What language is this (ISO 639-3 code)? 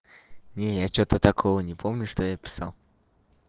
rus